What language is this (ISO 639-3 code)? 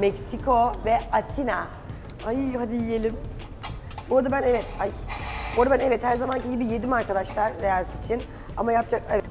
tur